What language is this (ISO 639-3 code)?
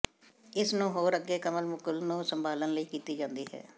pan